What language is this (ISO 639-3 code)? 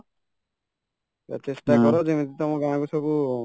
ori